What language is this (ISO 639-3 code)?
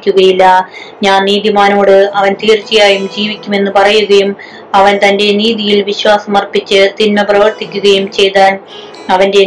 mal